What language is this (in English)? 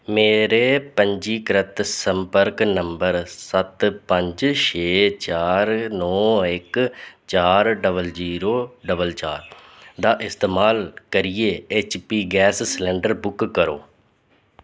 Dogri